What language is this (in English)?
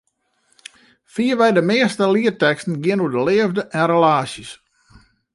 Western Frisian